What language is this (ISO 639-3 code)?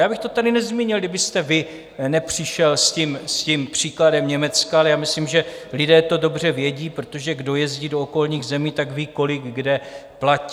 ces